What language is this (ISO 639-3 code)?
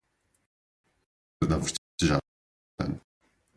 por